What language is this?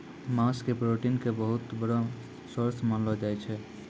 Maithili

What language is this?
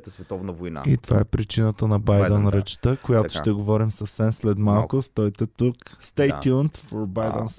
Bulgarian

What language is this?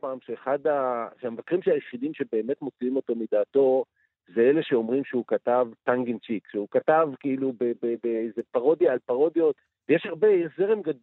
Hebrew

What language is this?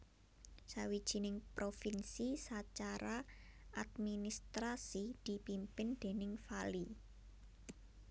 Javanese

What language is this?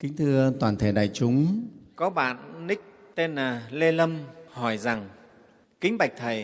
Vietnamese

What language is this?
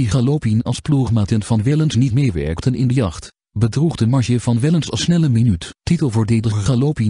Dutch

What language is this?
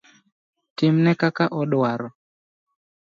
Luo (Kenya and Tanzania)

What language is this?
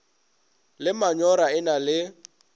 Northern Sotho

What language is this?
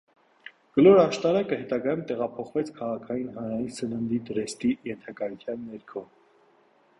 Armenian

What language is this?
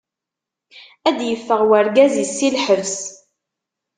Kabyle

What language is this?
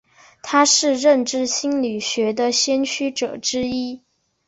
Chinese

